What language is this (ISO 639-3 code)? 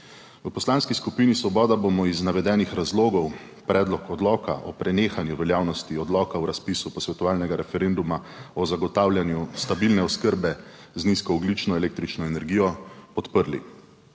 slv